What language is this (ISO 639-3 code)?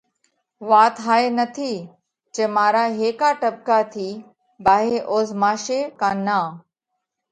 kvx